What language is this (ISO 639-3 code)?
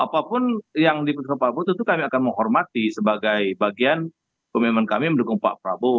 ind